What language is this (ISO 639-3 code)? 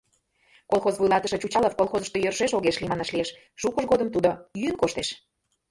chm